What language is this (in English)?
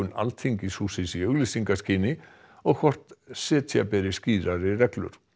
Icelandic